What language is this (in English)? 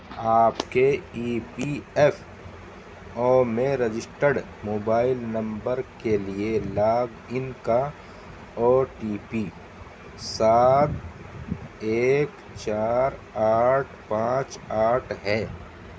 Urdu